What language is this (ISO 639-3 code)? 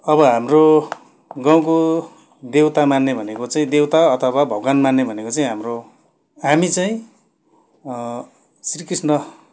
nep